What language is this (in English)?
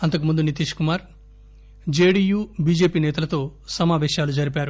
Telugu